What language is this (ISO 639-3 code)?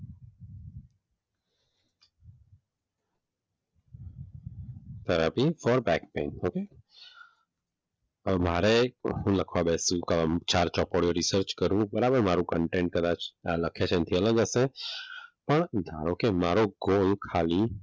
guj